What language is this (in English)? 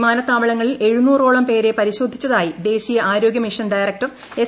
Malayalam